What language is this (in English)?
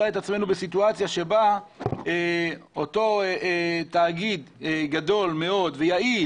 Hebrew